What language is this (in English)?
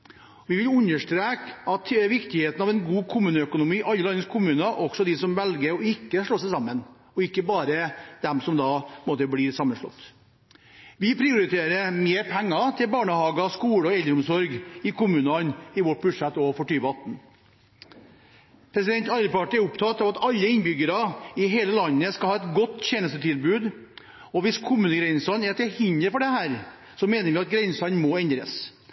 Norwegian Bokmål